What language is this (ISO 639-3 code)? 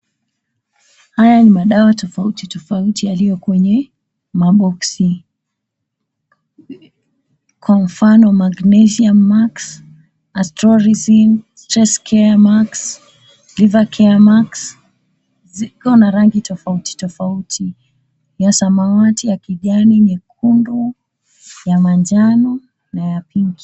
swa